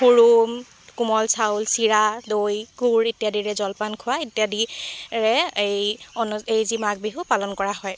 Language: Assamese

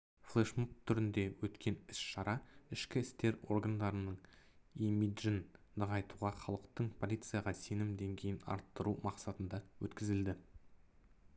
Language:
Kazakh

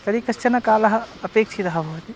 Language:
Sanskrit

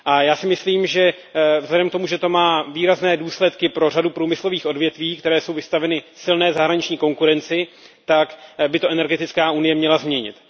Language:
Czech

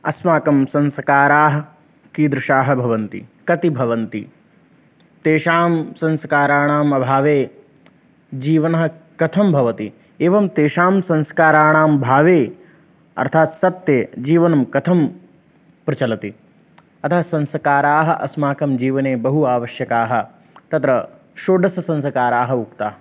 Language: Sanskrit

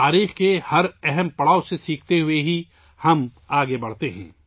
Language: Urdu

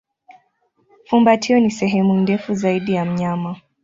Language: Swahili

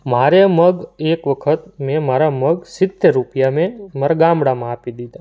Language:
Gujarati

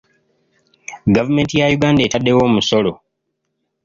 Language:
Ganda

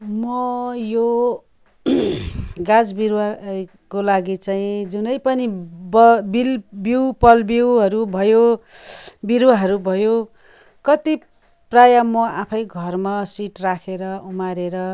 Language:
Nepali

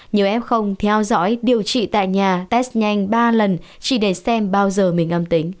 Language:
Vietnamese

